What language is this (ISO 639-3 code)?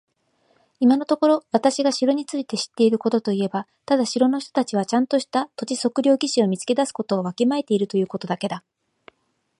jpn